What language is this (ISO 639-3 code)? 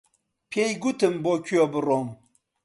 ckb